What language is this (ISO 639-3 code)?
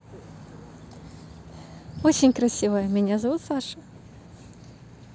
rus